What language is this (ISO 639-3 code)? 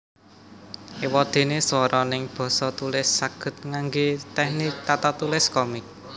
jav